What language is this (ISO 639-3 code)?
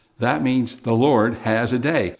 eng